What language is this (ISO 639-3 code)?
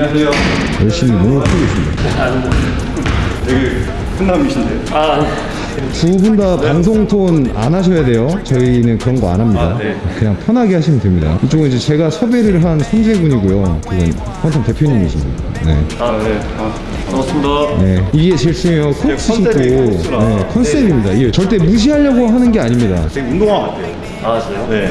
kor